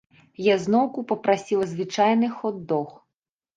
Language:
Belarusian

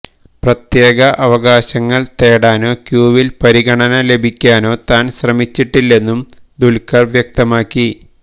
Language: Malayalam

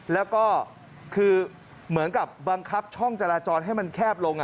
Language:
Thai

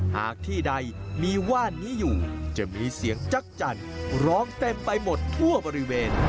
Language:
Thai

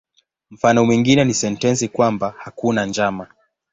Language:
Swahili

